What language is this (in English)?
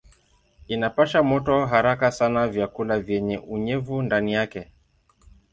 Swahili